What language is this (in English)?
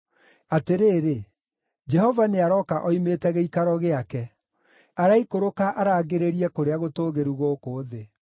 Kikuyu